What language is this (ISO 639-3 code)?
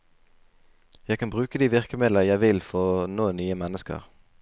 nor